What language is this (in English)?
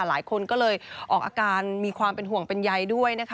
Thai